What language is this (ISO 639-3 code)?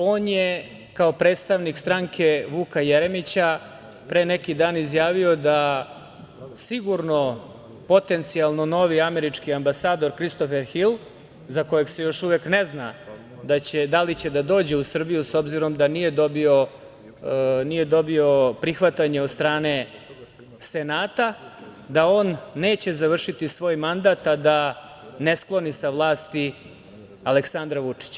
srp